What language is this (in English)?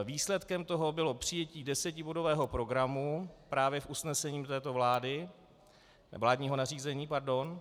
Czech